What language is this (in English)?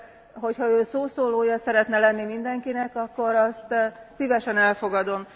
Hungarian